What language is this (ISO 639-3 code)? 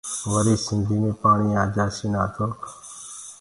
ggg